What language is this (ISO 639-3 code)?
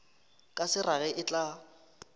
nso